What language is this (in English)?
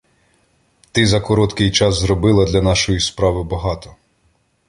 Ukrainian